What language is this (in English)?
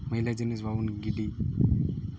Santali